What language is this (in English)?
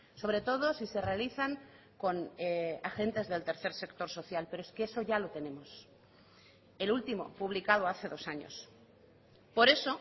Spanish